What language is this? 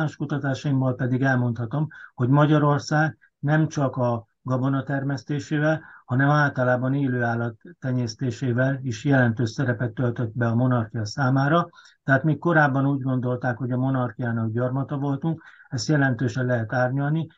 Hungarian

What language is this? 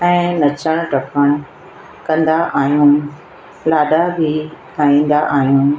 Sindhi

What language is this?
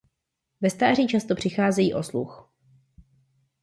Czech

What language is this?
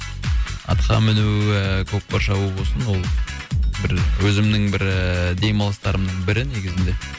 Kazakh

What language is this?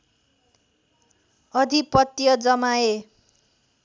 Nepali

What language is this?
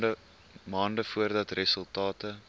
Afrikaans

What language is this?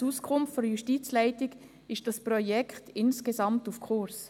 Swiss German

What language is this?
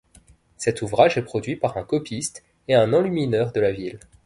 French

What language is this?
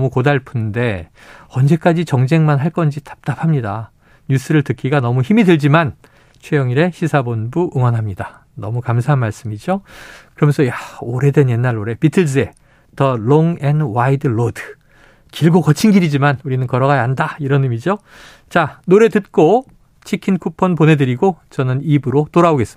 Korean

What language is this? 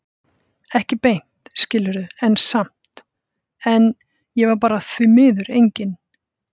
Icelandic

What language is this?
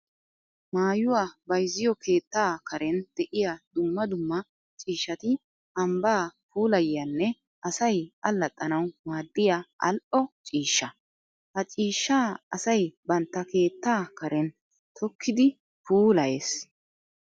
Wolaytta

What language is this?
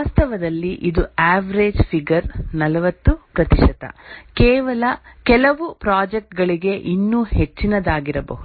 Kannada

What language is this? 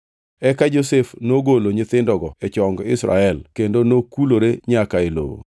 Luo (Kenya and Tanzania)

